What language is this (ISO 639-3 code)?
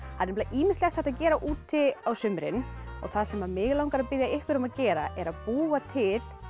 isl